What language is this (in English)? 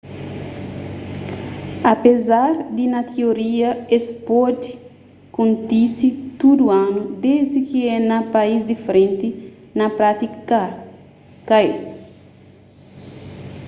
Kabuverdianu